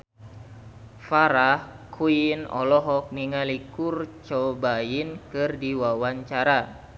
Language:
Sundanese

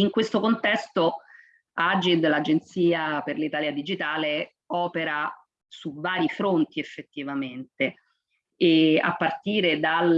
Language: Italian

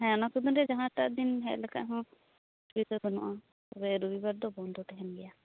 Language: Santali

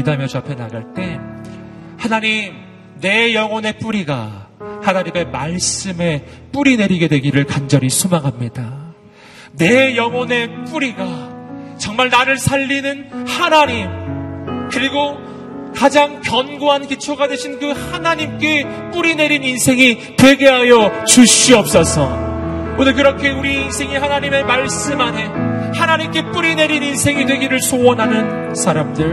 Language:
Korean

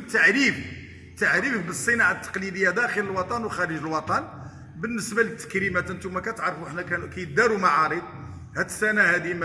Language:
Arabic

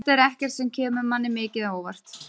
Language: Icelandic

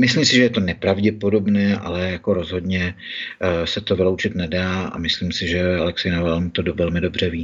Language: Czech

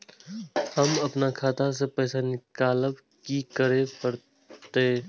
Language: Maithili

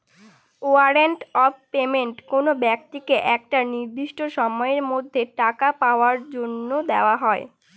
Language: Bangla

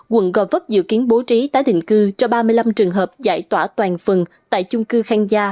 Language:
Vietnamese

